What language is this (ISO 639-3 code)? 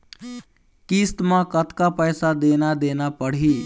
hne